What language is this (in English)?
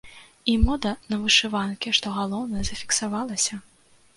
Belarusian